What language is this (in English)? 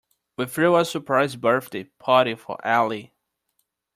English